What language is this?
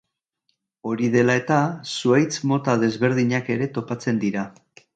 Basque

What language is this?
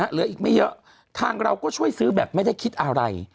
Thai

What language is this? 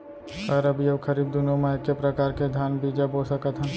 Chhattisgarhi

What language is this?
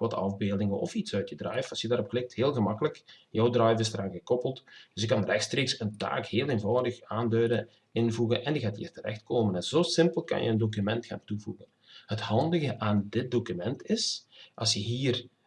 Dutch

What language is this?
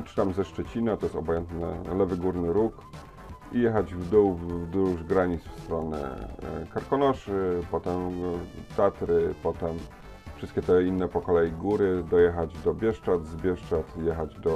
Polish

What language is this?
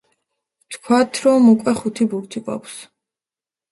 Georgian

